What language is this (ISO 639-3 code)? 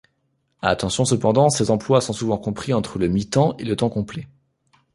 fra